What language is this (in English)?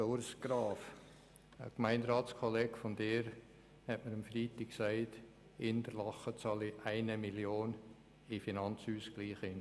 Swiss German